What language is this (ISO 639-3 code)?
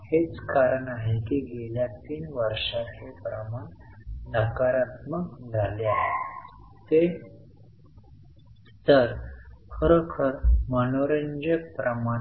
mar